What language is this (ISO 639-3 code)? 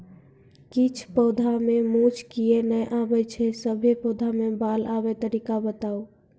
mai